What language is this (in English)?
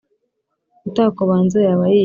Kinyarwanda